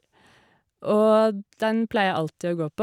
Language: Norwegian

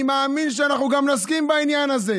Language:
Hebrew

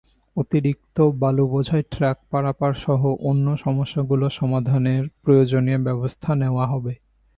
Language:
Bangla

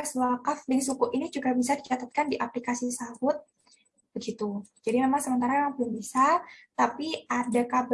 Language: Indonesian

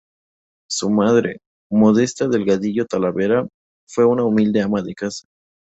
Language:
Spanish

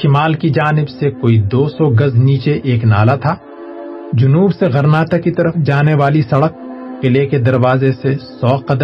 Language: Urdu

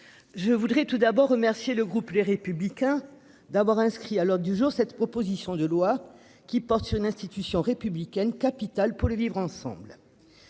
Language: French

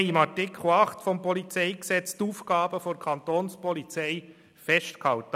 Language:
Swiss German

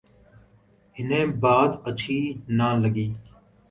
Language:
Urdu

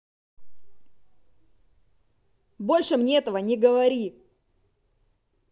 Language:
Russian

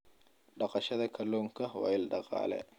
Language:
Somali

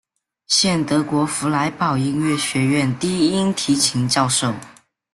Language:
Chinese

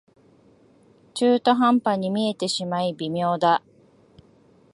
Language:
Japanese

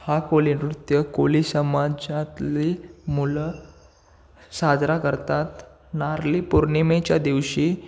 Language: Marathi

